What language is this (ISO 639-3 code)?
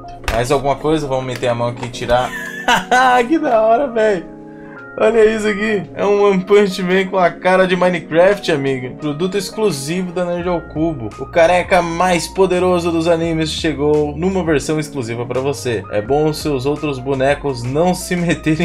por